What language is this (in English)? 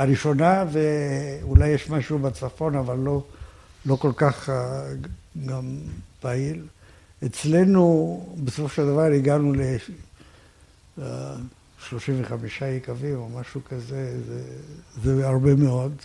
Hebrew